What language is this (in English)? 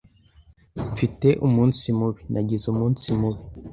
Kinyarwanda